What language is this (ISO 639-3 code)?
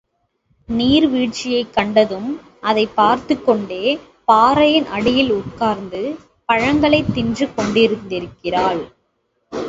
tam